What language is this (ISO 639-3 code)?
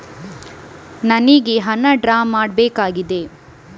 kan